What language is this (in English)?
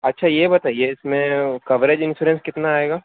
Urdu